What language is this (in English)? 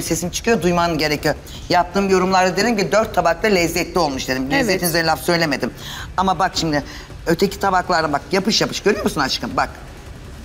Turkish